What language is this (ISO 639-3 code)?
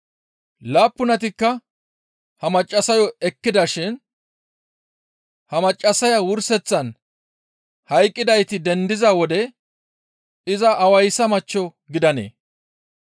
gmv